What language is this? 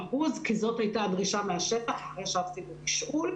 Hebrew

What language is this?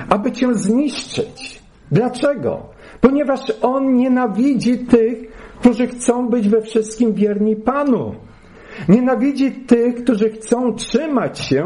Polish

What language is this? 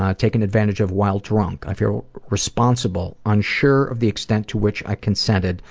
English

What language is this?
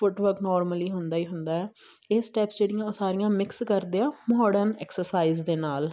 Punjabi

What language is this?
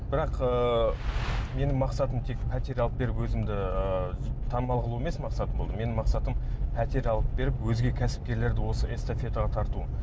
Kazakh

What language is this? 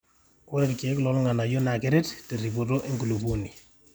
Masai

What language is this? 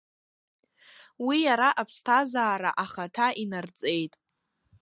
Abkhazian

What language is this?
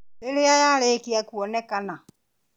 Kikuyu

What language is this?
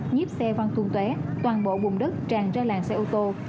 Vietnamese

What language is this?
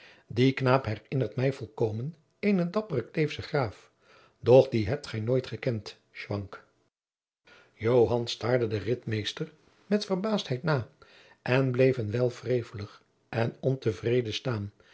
Dutch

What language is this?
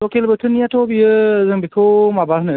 Bodo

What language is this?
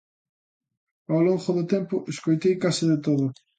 Galician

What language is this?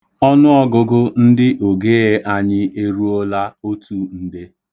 Igbo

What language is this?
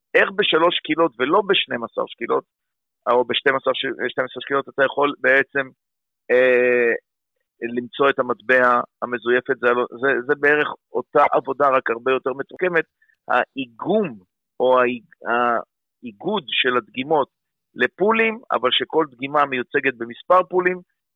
Hebrew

